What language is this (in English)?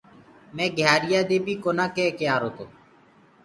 Gurgula